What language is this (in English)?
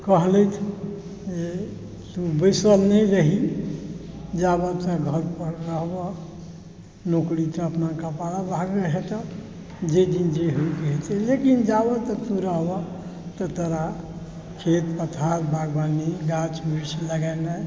Maithili